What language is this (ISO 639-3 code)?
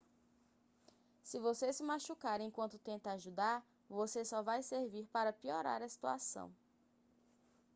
por